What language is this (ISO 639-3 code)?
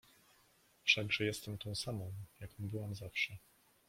pol